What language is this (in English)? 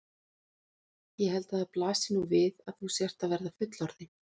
Icelandic